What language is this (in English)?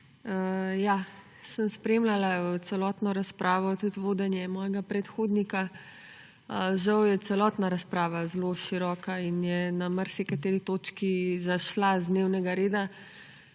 Slovenian